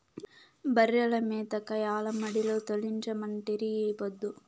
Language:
Telugu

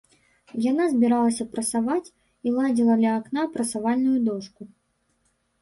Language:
Belarusian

